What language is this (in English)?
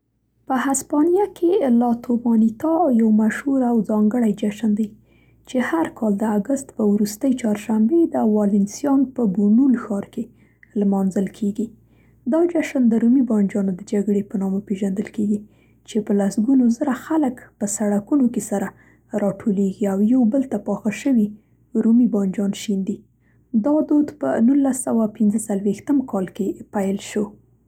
Central Pashto